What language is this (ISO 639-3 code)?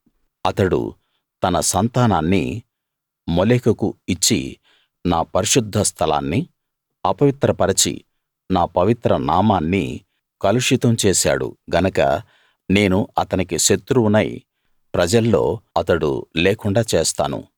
tel